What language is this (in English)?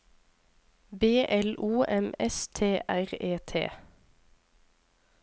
Norwegian